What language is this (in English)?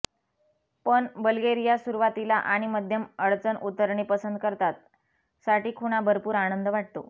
Marathi